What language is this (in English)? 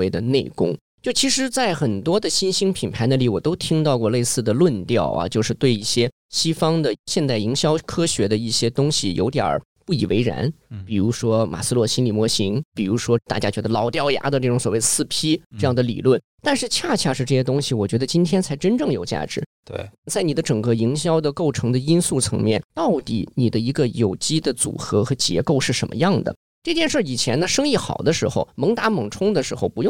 Chinese